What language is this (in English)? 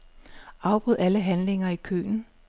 Danish